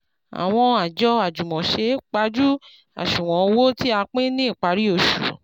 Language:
Yoruba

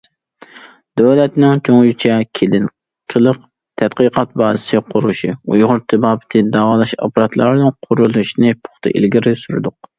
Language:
Uyghur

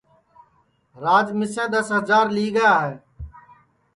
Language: Sansi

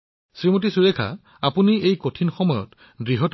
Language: Assamese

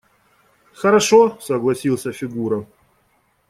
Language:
Russian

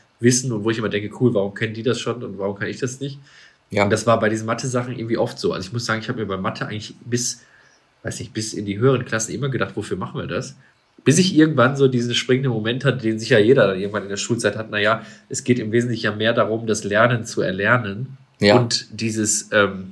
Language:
German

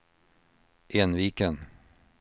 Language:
Swedish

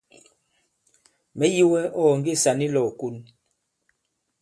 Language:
Bankon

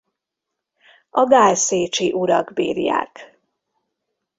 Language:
Hungarian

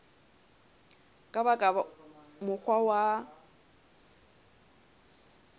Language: Southern Sotho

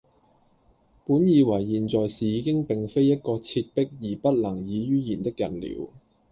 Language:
Cantonese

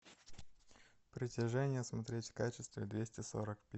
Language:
Russian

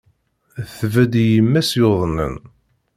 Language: Kabyle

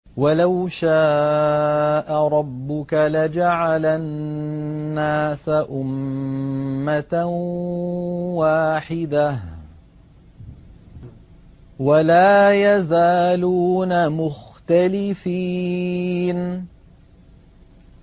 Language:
Arabic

